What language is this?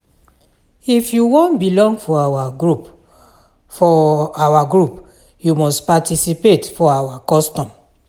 Nigerian Pidgin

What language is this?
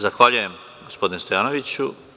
Serbian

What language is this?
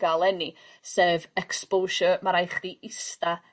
Welsh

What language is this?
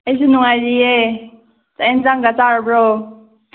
Manipuri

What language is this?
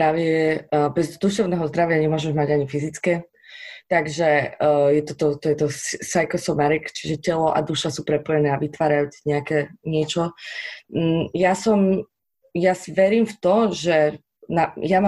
Slovak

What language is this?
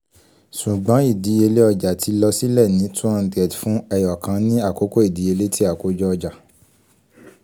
Yoruba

